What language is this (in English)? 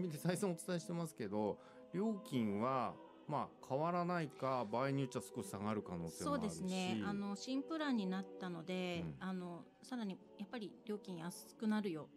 Japanese